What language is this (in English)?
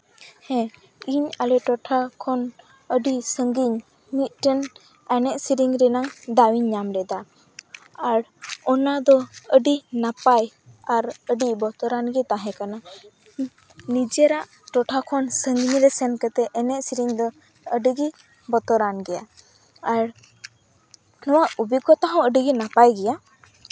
Santali